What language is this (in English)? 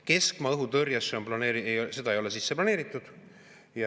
Estonian